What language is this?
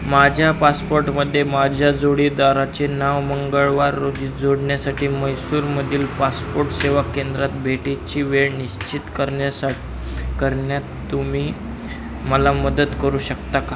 Marathi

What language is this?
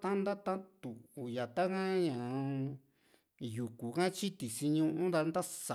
Juxtlahuaca Mixtec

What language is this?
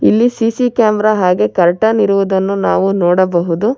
Kannada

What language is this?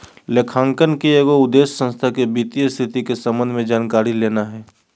Magahi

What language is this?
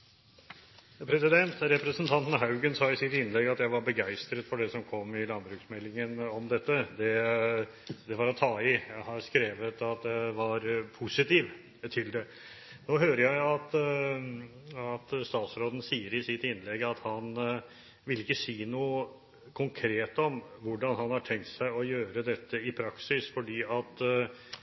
Norwegian Bokmål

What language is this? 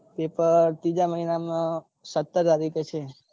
Gujarati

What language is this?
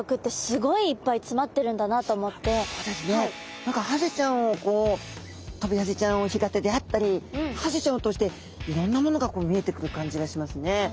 Japanese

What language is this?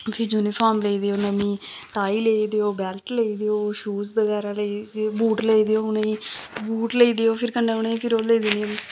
Dogri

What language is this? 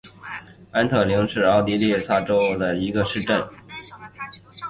Chinese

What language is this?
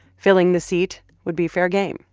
English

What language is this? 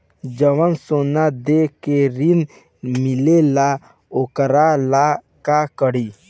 Bhojpuri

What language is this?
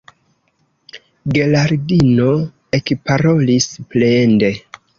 Esperanto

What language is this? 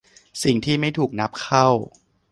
Thai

